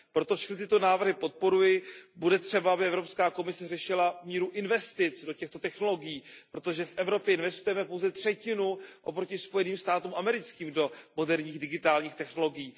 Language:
Czech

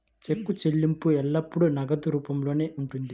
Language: Telugu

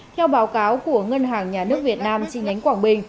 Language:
Vietnamese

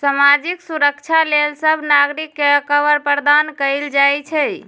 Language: Magahi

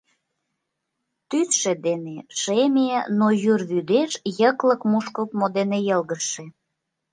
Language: Mari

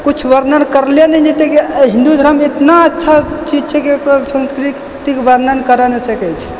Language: Maithili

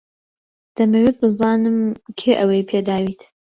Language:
Central Kurdish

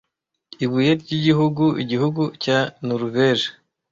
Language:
Kinyarwanda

